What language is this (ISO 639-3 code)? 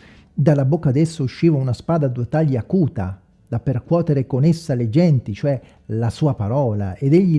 ita